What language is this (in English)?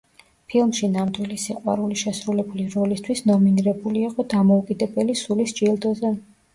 Georgian